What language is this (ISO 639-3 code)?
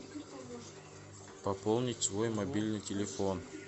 rus